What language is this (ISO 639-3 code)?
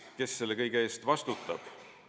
est